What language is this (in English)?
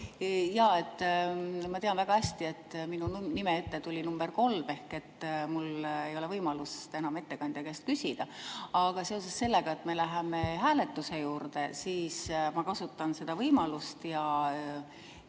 Estonian